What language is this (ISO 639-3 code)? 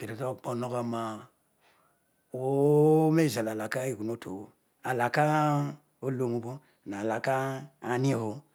odu